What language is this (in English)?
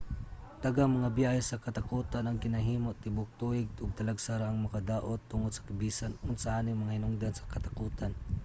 Cebuano